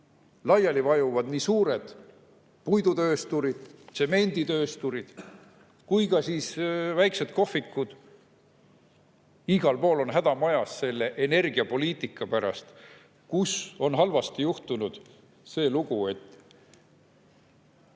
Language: Estonian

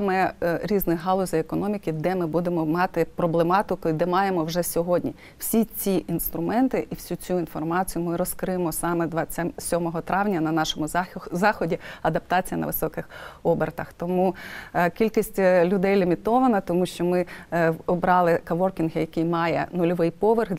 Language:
Ukrainian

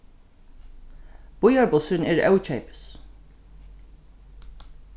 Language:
Faroese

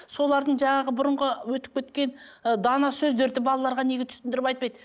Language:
Kazakh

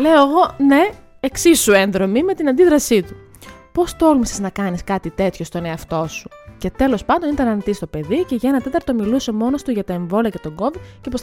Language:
Greek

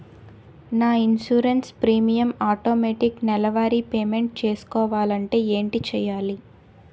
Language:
Telugu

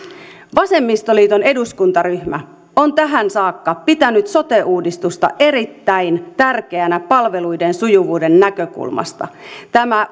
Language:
Finnish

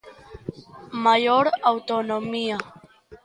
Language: Galician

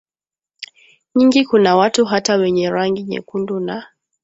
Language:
Swahili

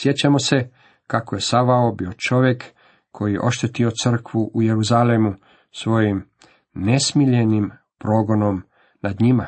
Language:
Croatian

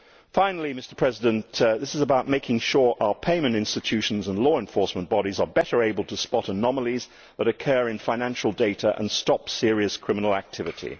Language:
English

